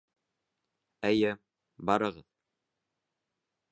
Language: Bashkir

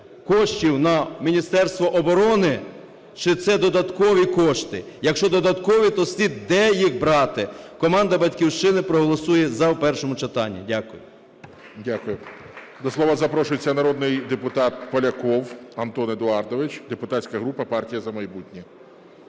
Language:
Ukrainian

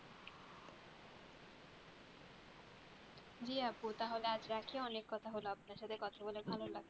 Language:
Bangla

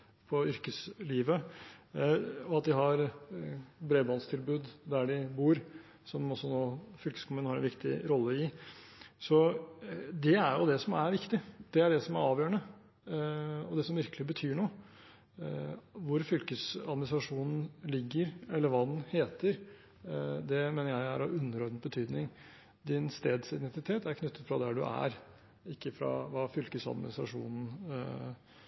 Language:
Norwegian Bokmål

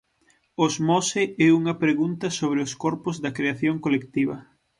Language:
Galician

